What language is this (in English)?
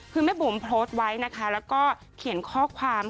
Thai